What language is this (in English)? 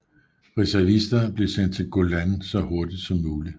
Danish